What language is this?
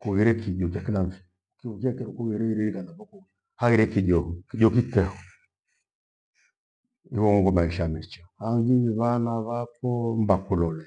Gweno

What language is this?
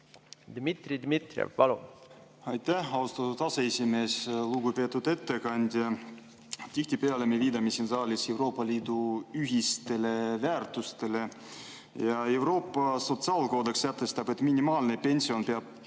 Estonian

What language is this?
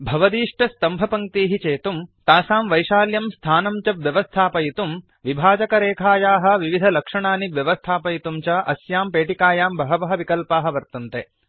Sanskrit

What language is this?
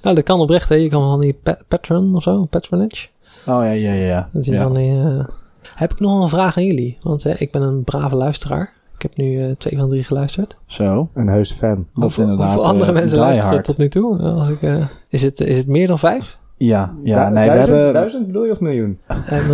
Dutch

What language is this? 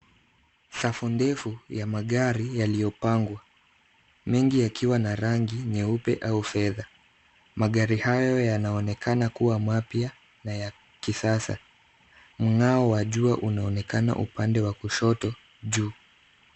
Swahili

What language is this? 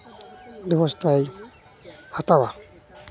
Santali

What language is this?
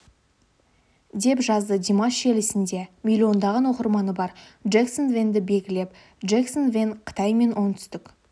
Kazakh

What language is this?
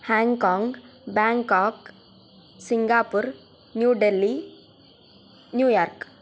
Sanskrit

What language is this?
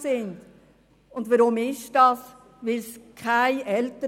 Swiss German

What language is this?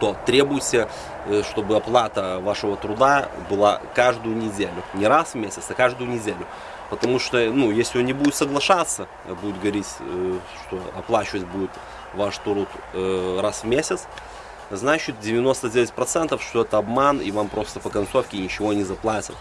Russian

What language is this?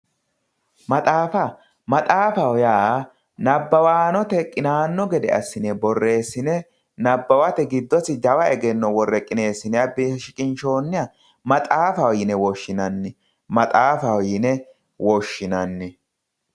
Sidamo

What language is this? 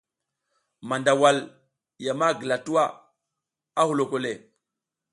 South Giziga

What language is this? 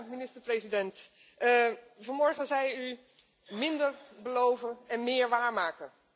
Dutch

